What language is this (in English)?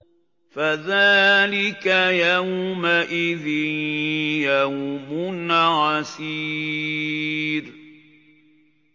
Arabic